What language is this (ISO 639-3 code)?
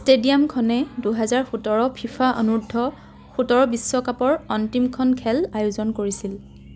asm